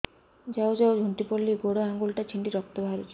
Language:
Odia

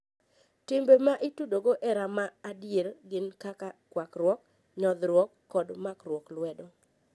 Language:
Luo (Kenya and Tanzania)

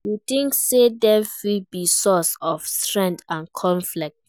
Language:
Nigerian Pidgin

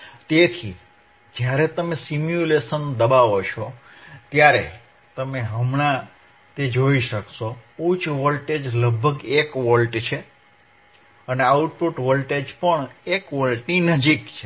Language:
Gujarati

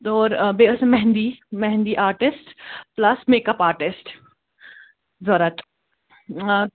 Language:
Kashmiri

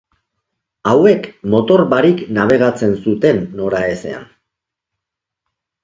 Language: Basque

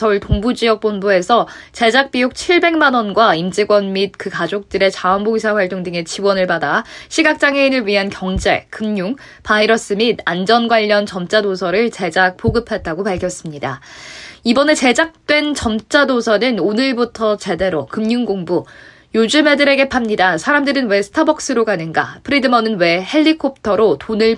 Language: Korean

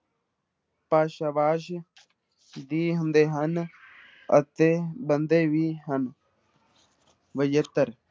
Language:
Punjabi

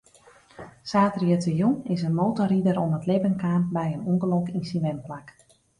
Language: Western Frisian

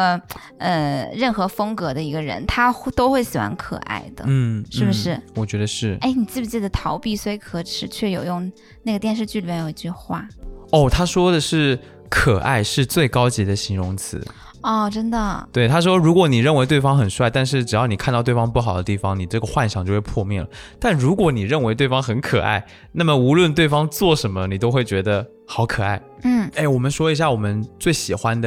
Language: Chinese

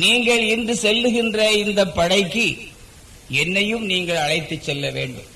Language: Tamil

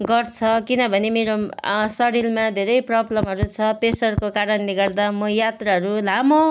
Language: Nepali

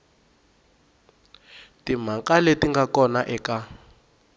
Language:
Tsonga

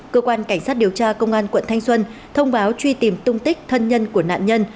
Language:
Vietnamese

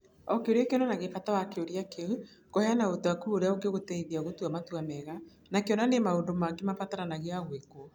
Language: Kikuyu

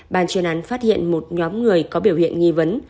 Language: Vietnamese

